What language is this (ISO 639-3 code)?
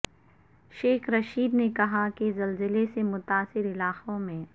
urd